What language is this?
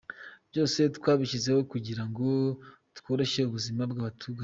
Kinyarwanda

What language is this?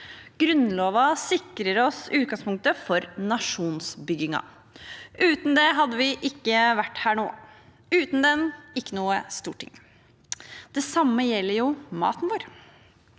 Norwegian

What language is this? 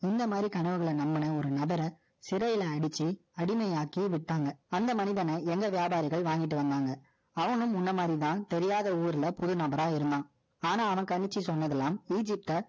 Tamil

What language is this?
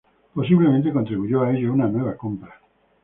Spanish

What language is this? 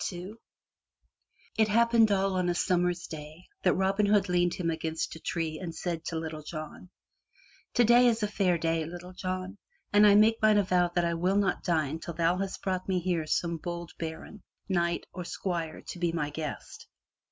English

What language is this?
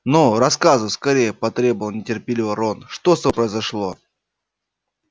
Russian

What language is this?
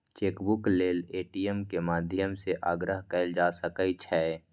Maithili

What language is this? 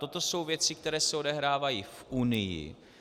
Czech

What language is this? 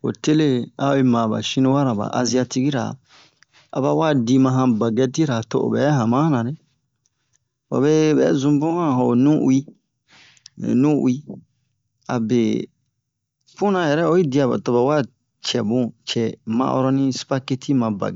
Bomu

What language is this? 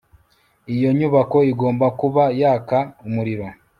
Kinyarwanda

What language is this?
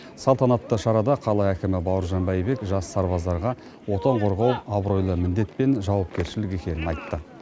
Kazakh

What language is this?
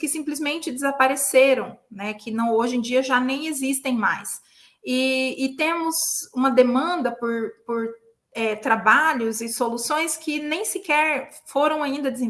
Portuguese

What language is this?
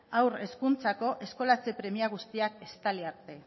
Basque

